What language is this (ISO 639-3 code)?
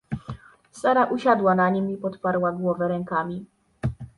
pol